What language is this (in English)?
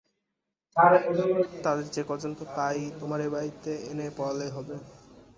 Bangla